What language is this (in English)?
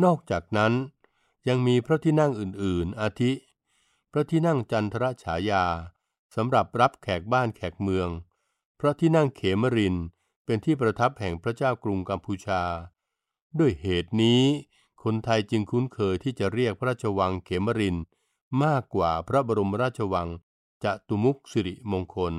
Thai